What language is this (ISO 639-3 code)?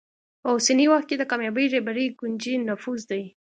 pus